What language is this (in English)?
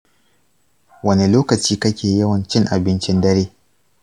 Hausa